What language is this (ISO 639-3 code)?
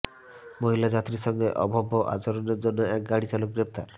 ben